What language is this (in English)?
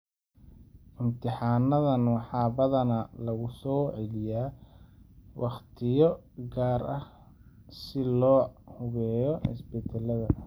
Somali